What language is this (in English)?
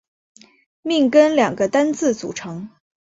Chinese